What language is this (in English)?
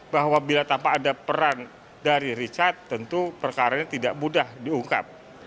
Indonesian